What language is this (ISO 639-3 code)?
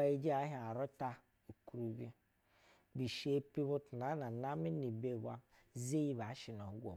bzw